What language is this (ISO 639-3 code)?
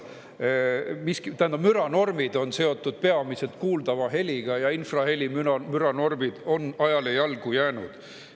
est